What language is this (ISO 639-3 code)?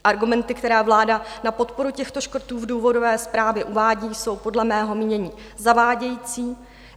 ces